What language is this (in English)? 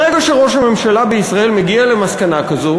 Hebrew